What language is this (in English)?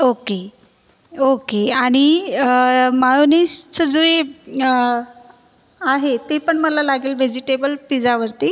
Marathi